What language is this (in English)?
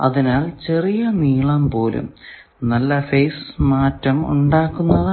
Malayalam